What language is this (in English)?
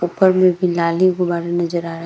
Hindi